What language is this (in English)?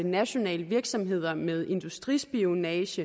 Danish